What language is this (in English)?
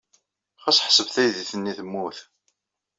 Kabyle